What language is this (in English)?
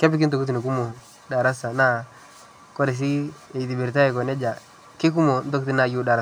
Masai